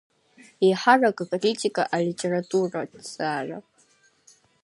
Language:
Abkhazian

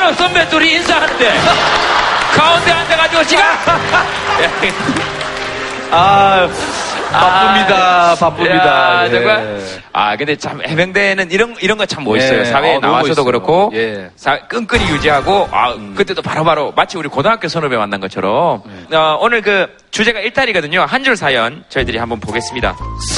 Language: Korean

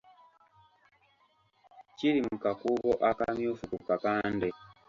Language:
Ganda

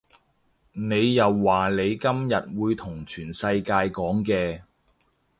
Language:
Cantonese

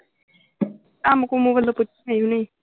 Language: Punjabi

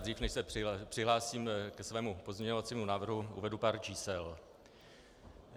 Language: Czech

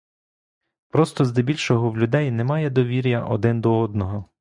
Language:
Ukrainian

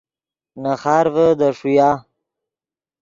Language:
Yidgha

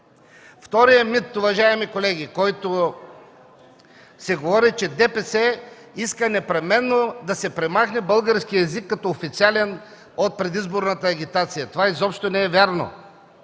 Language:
Bulgarian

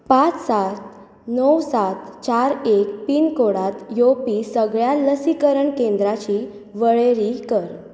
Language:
Konkani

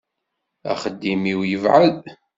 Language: Kabyle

